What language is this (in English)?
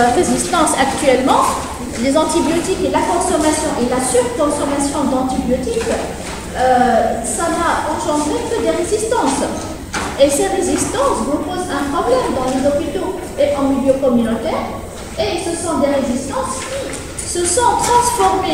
French